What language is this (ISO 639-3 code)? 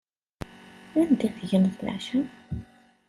kab